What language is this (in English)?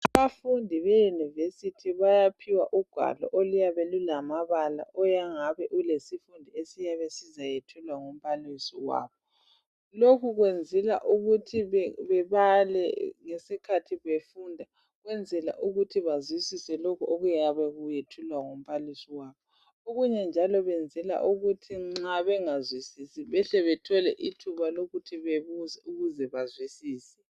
North Ndebele